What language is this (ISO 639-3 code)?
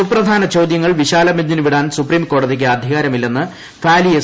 mal